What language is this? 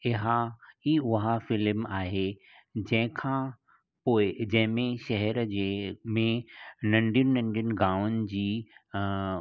Sindhi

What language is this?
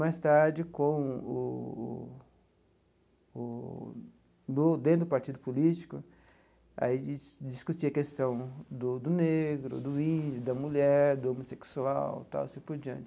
Portuguese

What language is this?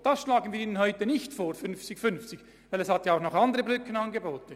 Swiss German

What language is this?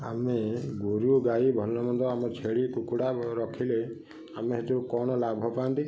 Odia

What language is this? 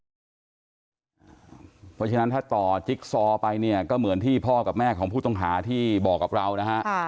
Thai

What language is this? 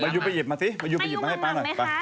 Thai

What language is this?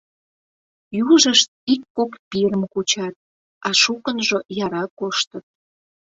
Mari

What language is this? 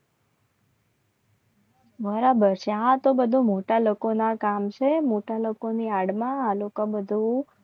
Gujarati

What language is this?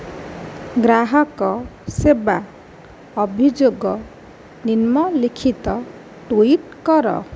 Odia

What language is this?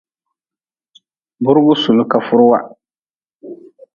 Nawdm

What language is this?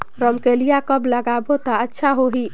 Chhattisgarhi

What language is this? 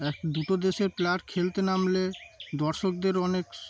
Bangla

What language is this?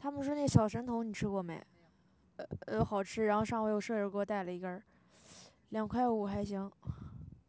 Chinese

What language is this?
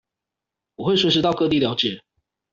Chinese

